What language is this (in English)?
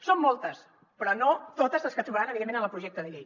Catalan